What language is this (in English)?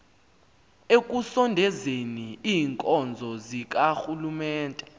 Xhosa